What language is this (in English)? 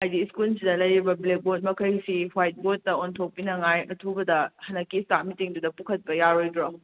Manipuri